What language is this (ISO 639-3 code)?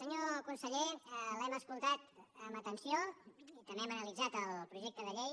cat